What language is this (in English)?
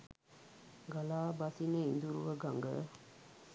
Sinhala